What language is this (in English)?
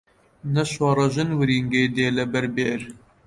Central Kurdish